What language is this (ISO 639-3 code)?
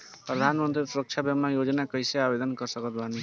bho